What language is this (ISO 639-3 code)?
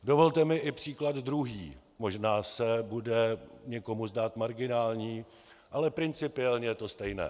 ces